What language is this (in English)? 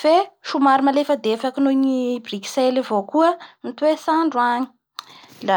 Bara Malagasy